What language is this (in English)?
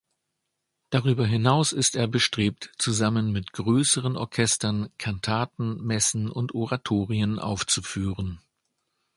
German